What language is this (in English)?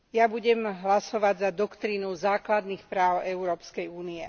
Slovak